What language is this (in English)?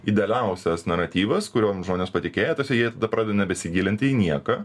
Lithuanian